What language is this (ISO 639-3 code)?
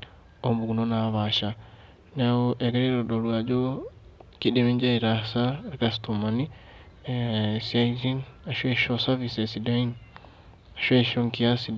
mas